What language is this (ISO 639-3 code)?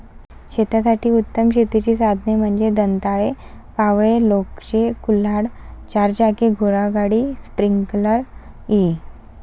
mar